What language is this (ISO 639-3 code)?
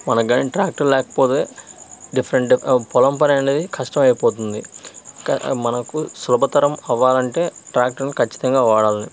tel